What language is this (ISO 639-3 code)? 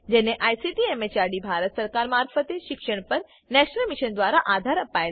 guj